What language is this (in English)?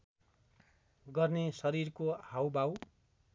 Nepali